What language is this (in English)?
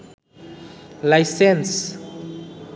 Bangla